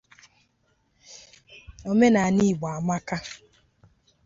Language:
Igbo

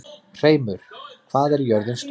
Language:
Icelandic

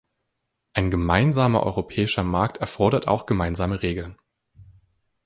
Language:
German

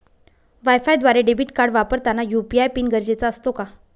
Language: Marathi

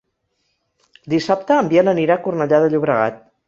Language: Catalan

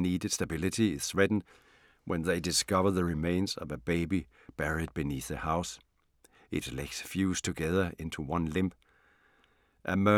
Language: Danish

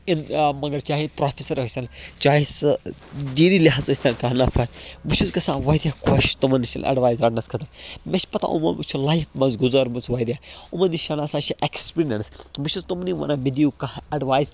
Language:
Kashmiri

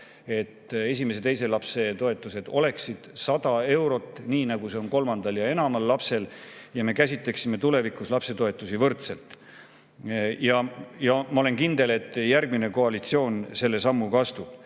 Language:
Estonian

